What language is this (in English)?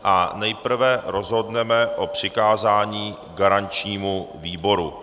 Czech